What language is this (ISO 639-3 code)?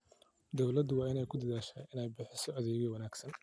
som